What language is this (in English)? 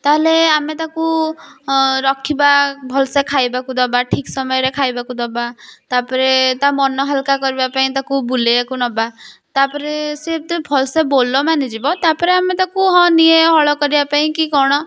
Odia